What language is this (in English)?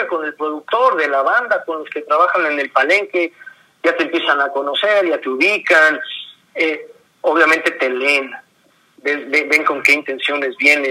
Spanish